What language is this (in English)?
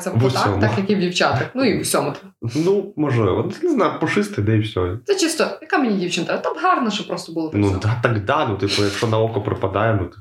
Ukrainian